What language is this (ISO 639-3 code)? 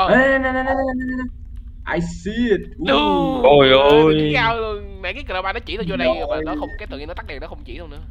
vie